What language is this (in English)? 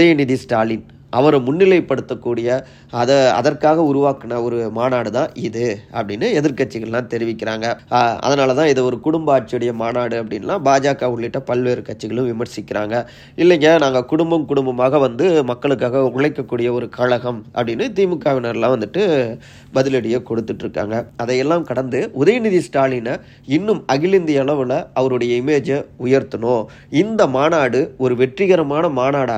Tamil